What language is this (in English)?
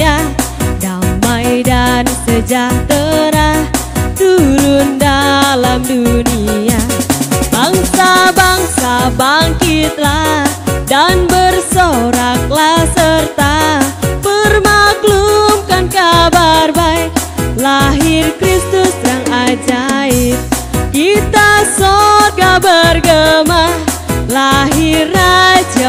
Indonesian